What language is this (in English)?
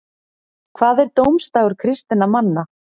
Icelandic